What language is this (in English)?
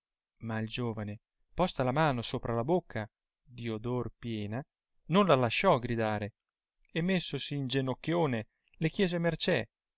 Italian